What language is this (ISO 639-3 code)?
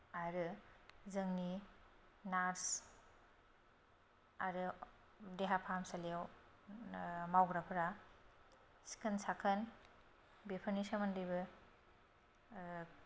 brx